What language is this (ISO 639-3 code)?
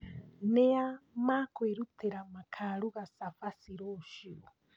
kik